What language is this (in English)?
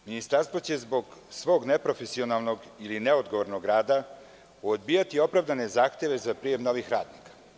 Serbian